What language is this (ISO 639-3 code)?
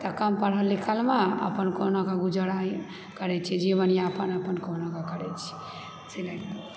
mai